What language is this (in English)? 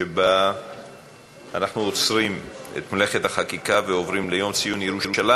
Hebrew